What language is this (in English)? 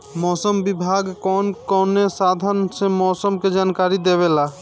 Bhojpuri